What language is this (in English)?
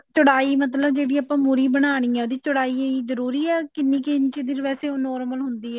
Punjabi